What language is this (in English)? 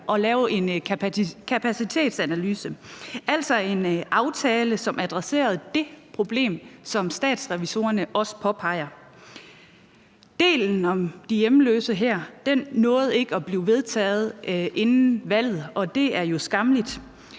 Danish